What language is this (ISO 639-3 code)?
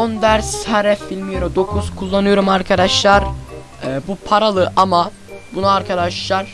tur